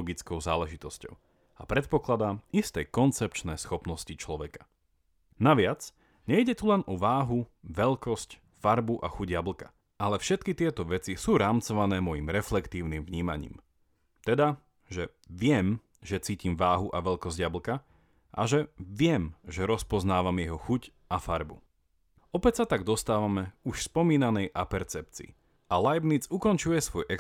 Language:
Slovak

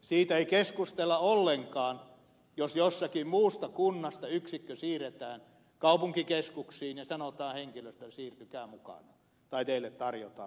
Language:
Finnish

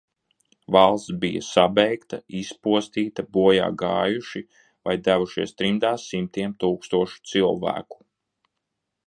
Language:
Latvian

